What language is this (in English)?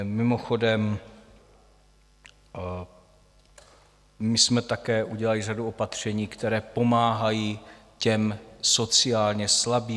Czech